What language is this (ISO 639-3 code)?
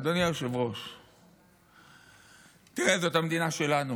heb